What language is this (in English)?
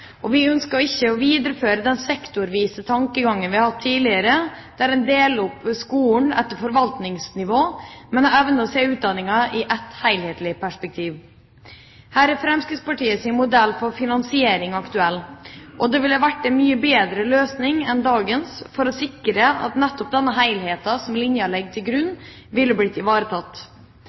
Norwegian Bokmål